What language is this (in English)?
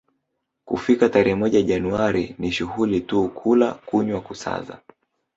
Swahili